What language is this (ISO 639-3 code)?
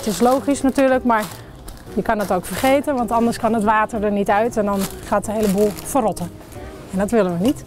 nld